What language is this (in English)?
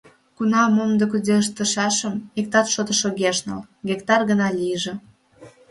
Mari